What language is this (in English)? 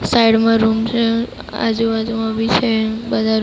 Gujarati